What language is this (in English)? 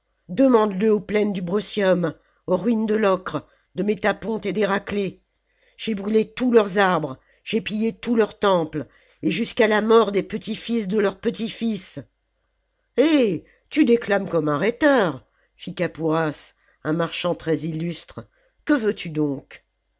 French